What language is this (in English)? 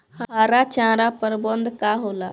Bhojpuri